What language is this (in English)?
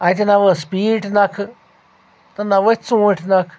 Kashmiri